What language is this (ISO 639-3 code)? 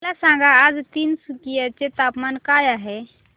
mar